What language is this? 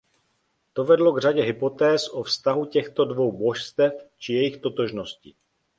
Czech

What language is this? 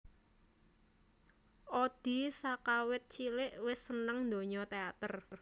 Javanese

